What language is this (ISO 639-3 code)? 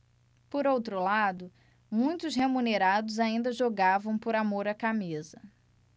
por